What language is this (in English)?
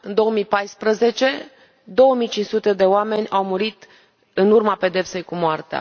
Romanian